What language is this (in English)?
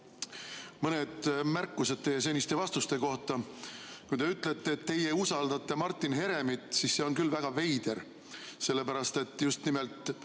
Estonian